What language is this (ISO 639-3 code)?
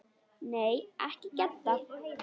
isl